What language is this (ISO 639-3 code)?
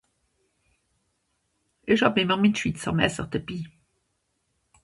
gsw